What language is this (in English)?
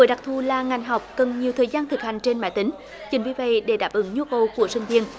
Vietnamese